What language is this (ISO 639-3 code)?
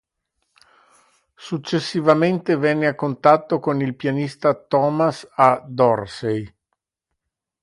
ita